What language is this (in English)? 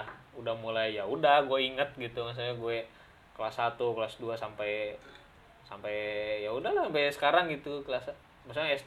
Indonesian